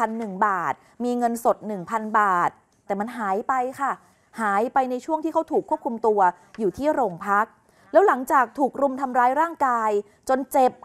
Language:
Thai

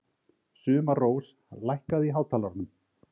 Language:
Icelandic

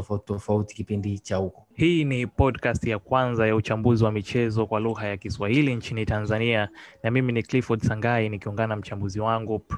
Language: Swahili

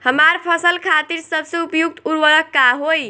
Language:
Bhojpuri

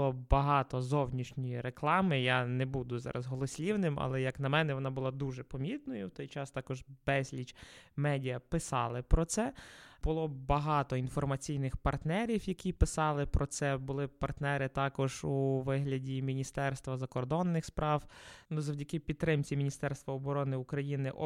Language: Ukrainian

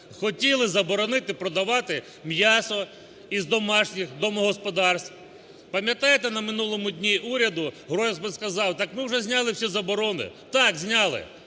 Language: Ukrainian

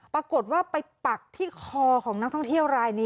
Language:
Thai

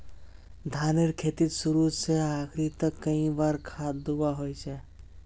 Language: Magahi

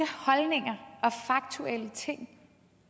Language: Danish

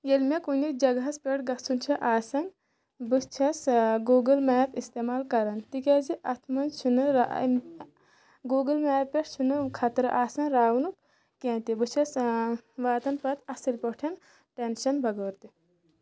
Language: Kashmiri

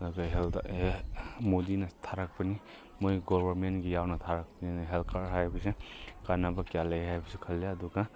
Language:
Manipuri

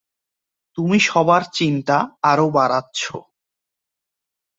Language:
Bangla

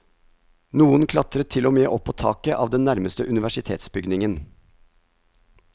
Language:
Norwegian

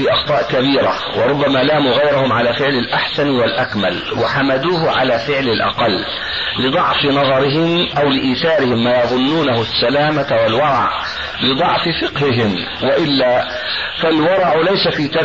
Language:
Arabic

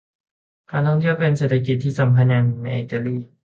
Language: Thai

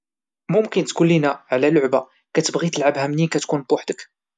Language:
Moroccan Arabic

